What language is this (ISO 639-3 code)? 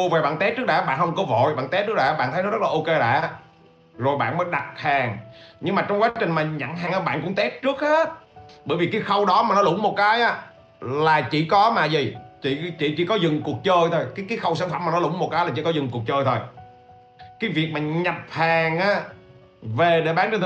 vie